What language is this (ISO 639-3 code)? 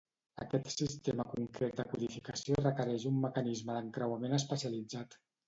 cat